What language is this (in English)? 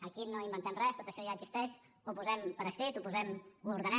Catalan